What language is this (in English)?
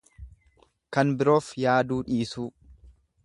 Oromo